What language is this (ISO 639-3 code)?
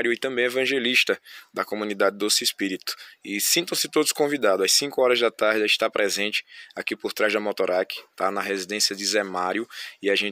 por